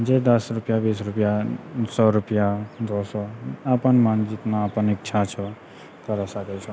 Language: Maithili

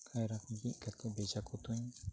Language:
Santali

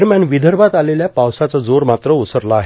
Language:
Marathi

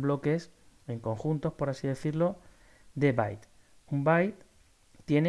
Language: Spanish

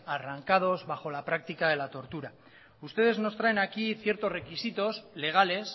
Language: Spanish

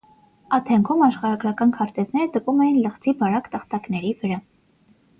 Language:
Armenian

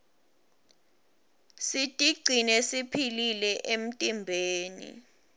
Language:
Swati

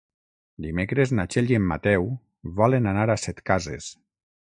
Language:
Catalan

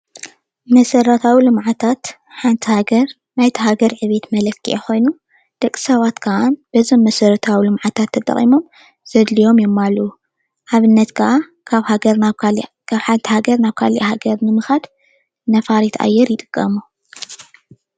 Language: Tigrinya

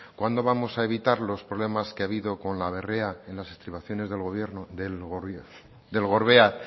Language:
Spanish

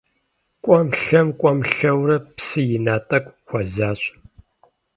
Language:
Kabardian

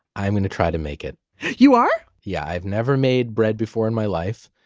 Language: English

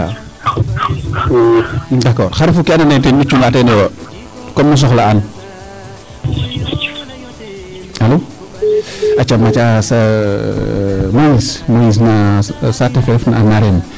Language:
Serer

